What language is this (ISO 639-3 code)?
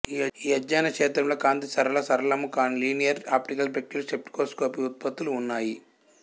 tel